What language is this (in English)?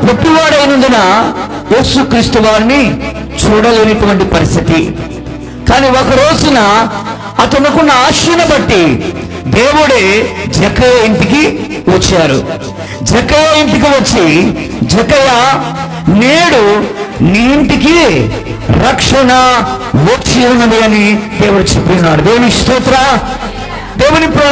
Romanian